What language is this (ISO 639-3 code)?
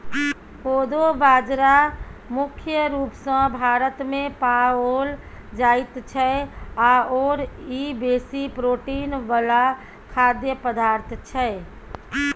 mai